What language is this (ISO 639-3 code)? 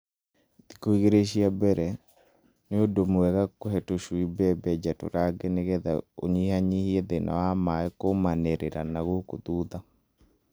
kik